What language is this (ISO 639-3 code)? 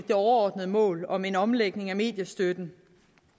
dan